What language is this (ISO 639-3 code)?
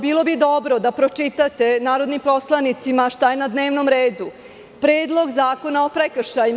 srp